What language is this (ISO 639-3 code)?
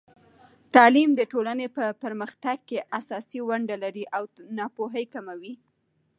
pus